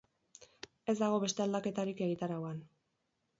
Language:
Basque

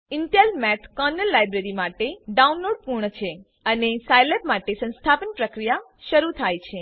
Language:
Gujarati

